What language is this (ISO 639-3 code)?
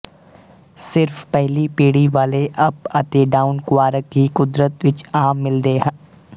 pan